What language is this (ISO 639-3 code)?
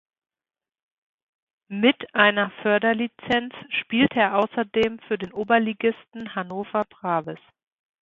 deu